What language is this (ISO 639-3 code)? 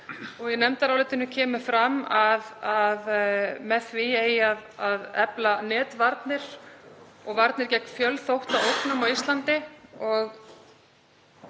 isl